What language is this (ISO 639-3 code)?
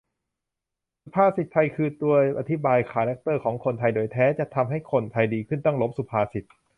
tha